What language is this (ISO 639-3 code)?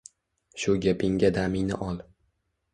uzb